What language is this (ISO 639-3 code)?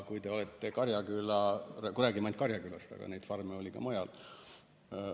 est